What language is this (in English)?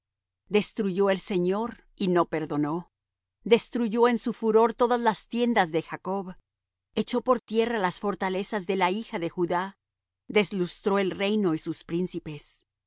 Spanish